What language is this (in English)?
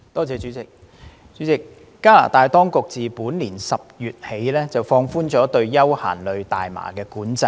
Cantonese